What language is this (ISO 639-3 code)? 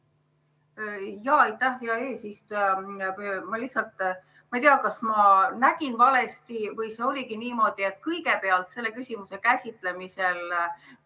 est